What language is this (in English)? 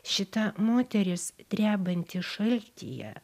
Lithuanian